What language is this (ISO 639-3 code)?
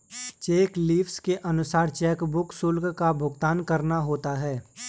hin